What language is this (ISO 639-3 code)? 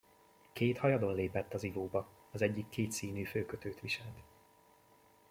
hun